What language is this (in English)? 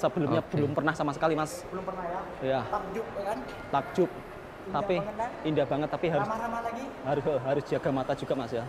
Indonesian